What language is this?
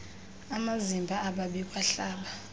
Xhosa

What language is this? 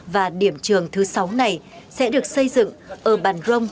Vietnamese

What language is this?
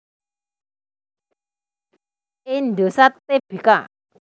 Javanese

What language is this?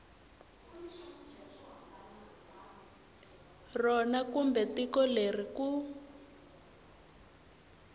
Tsonga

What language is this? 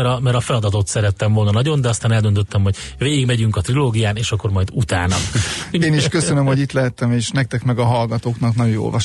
Hungarian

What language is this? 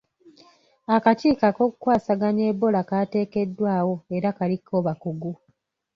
Ganda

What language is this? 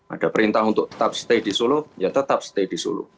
Indonesian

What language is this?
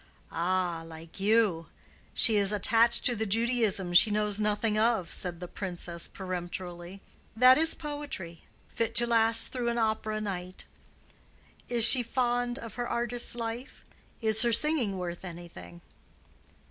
English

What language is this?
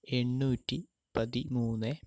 Malayalam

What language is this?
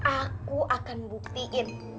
Indonesian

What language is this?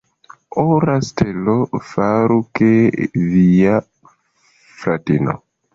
Esperanto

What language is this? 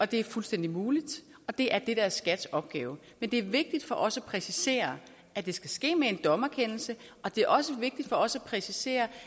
Danish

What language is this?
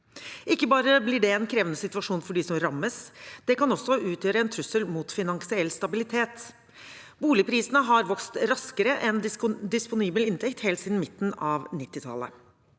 Norwegian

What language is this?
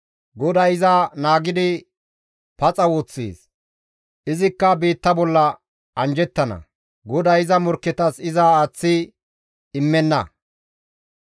Gamo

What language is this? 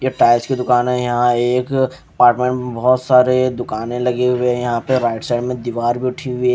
Hindi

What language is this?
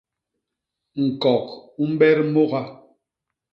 Basaa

